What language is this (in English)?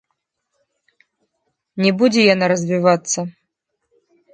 Belarusian